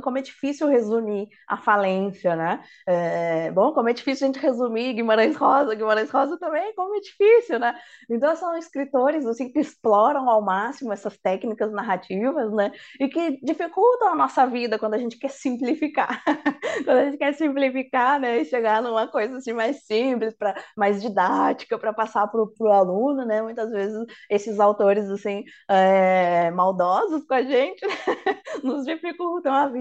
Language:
Portuguese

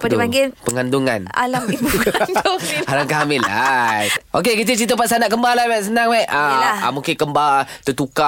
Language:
Malay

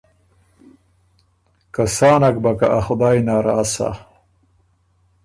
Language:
Ormuri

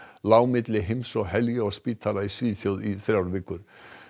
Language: Icelandic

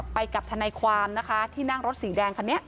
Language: Thai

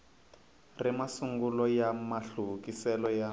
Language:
Tsonga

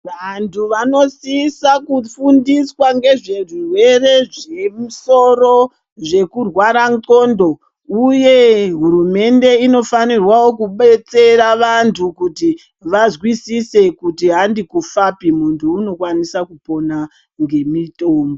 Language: Ndau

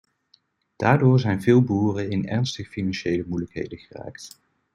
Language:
Dutch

